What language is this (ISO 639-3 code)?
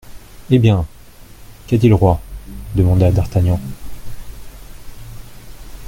fra